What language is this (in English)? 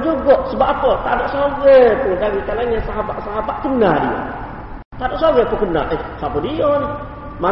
Malay